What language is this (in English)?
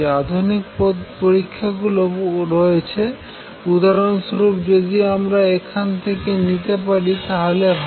Bangla